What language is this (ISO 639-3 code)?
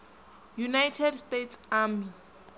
ven